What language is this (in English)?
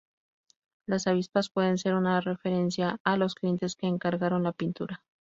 Spanish